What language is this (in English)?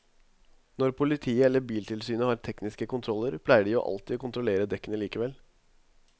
Norwegian